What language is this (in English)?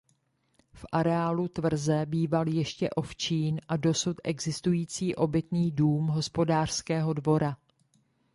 Czech